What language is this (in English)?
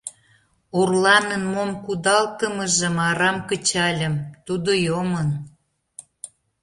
Mari